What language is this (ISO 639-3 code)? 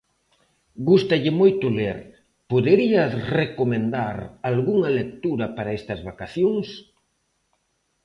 glg